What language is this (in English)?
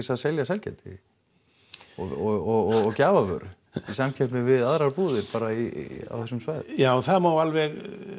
Icelandic